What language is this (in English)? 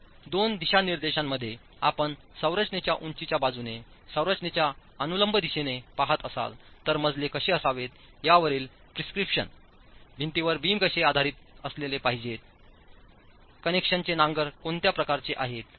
Marathi